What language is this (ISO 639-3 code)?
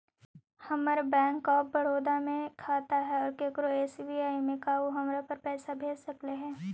mag